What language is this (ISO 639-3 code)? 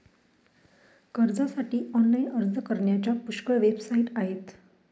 mar